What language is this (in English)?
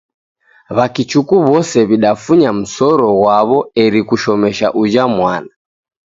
Taita